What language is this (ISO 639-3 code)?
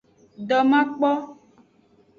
ajg